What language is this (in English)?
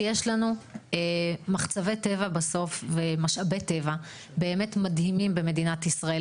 Hebrew